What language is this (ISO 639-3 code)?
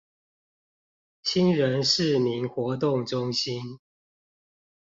zho